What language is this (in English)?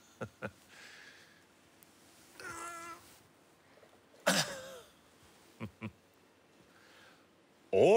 Italian